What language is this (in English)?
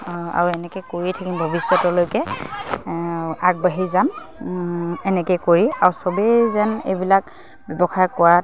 Assamese